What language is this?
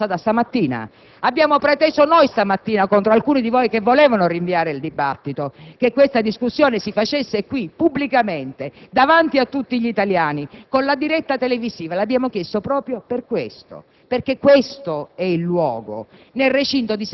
Italian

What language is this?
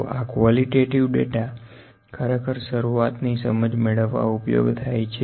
Gujarati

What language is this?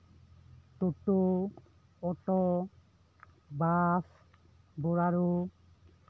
Santali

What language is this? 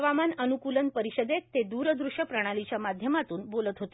Marathi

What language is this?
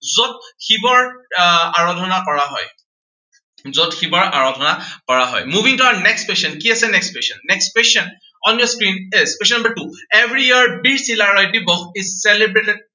Assamese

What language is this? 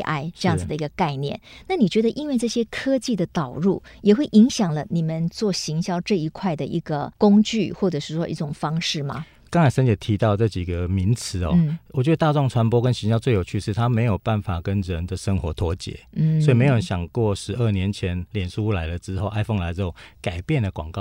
Chinese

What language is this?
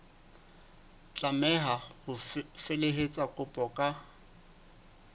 Southern Sotho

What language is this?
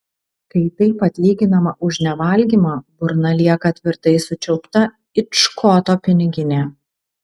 Lithuanian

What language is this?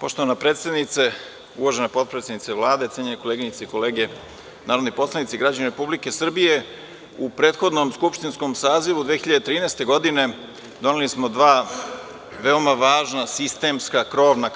Serbian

